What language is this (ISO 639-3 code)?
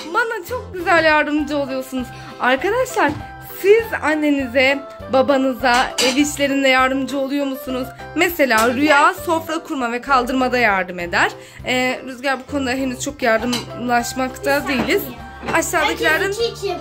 tur